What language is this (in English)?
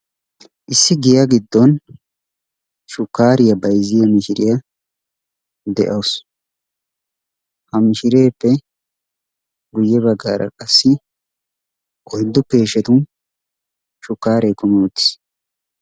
Wolaytta